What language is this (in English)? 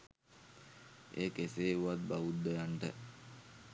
Sinhala